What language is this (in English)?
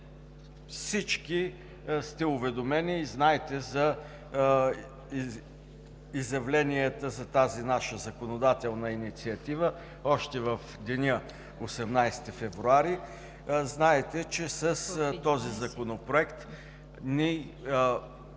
Bulgarian